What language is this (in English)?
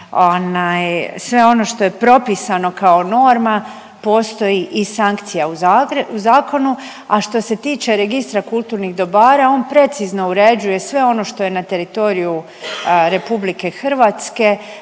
Croatian